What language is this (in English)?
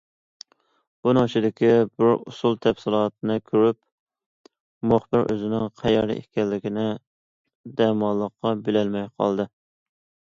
Uyghur